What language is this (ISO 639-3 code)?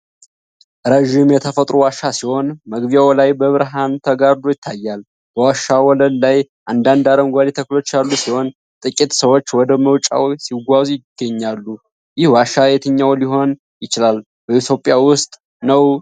amh